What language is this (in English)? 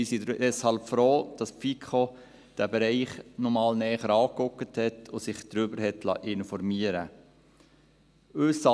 Swiss German